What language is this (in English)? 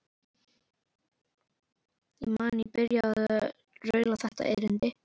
Icelandic